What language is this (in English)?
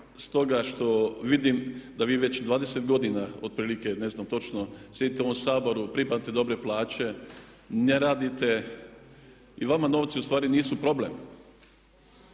Croatian